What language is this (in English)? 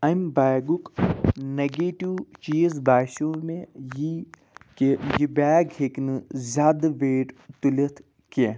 Kashmiri